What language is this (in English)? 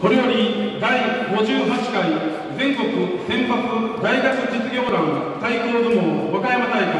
Japanese